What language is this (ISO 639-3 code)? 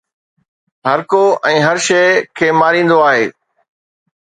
snd